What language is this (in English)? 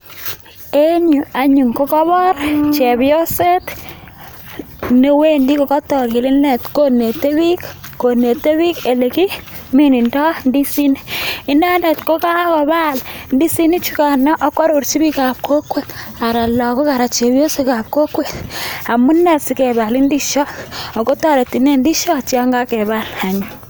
Kalenjin